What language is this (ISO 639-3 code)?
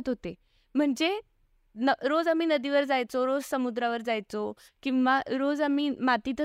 mar